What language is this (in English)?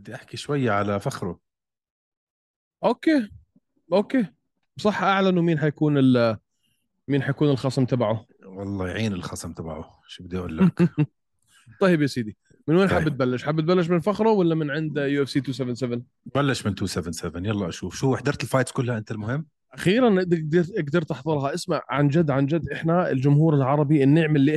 Arabic